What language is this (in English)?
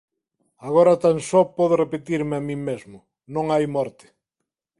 Galician